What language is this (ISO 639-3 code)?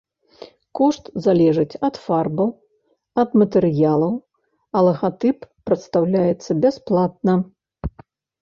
bel